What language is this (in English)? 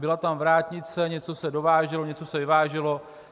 Czech